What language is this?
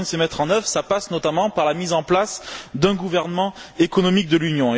French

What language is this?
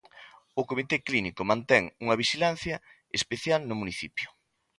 Galician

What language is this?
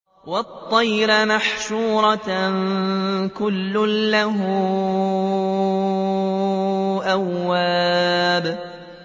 Arabic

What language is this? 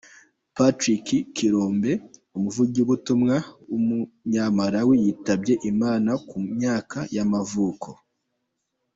Kinyarwanda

